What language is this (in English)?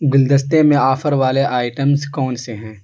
Urdu